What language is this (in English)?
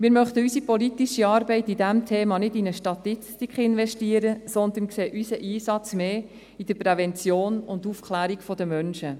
Swiss German